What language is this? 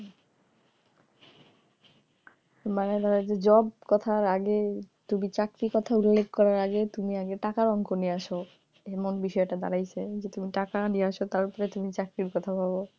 Bangla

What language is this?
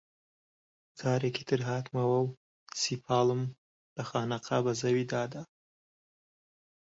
Central Kurdish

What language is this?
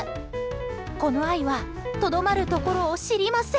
Japanese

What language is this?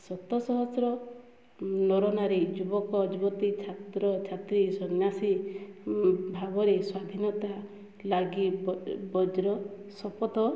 Odia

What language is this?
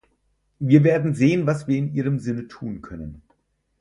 German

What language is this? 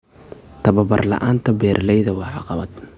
Somali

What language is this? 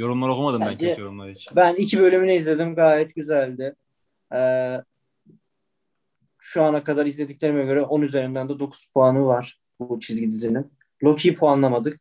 Turkish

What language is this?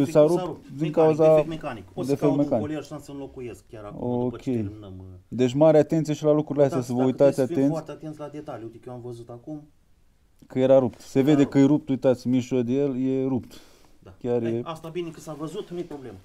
Romanian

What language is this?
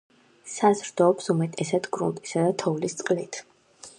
Georgian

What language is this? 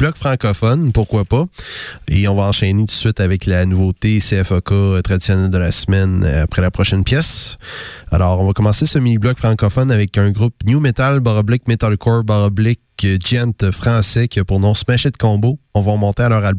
French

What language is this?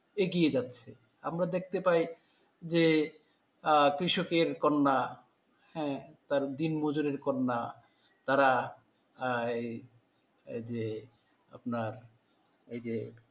Bangla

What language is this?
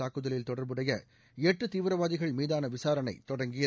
Tamil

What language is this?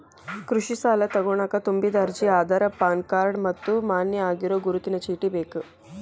Kannada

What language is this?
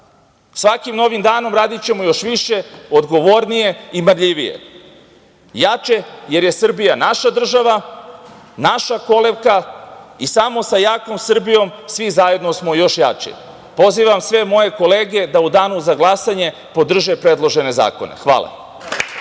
Serbian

